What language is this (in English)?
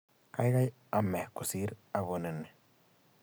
Kalenjin